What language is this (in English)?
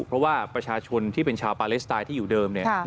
Thai